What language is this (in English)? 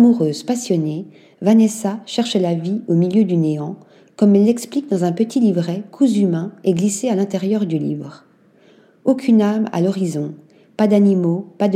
French